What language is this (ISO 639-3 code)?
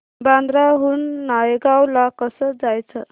mar